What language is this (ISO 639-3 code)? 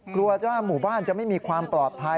tha